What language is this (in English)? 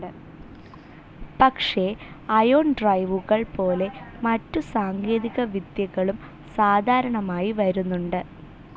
Malayalam